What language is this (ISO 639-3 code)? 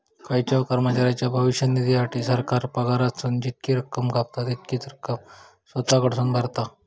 mar